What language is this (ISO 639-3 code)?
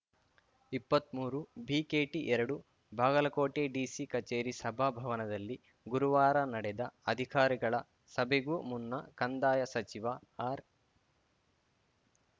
kan